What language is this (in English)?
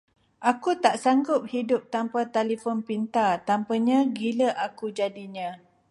Malay